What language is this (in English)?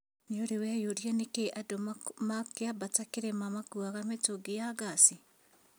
Kikuyu